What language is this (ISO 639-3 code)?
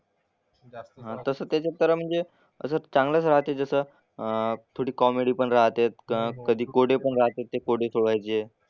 mar